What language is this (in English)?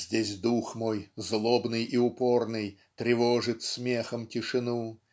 Russian